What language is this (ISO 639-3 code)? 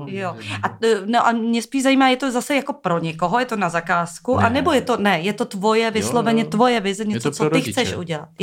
ces